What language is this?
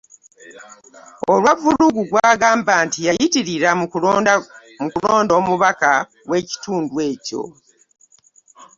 Ganda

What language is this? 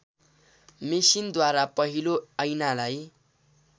Nepali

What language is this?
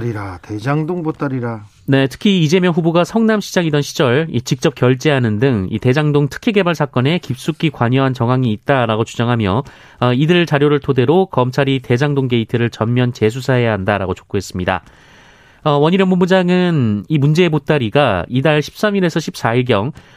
Korean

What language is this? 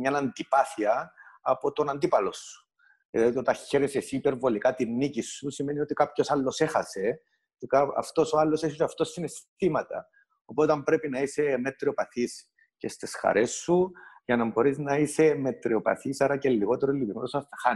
Greek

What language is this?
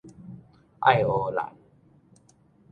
Min Nan Chinese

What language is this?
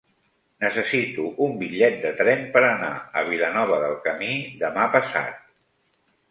Catalan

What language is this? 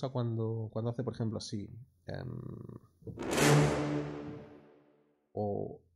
Spanish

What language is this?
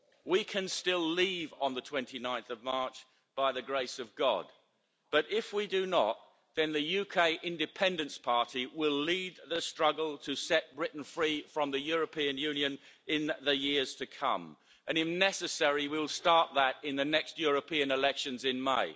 English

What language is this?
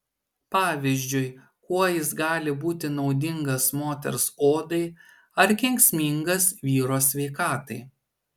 Lithuanian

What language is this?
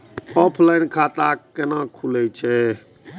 Maithili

